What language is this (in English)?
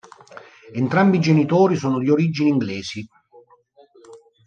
Italian